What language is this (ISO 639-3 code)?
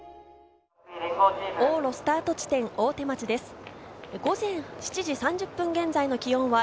jpn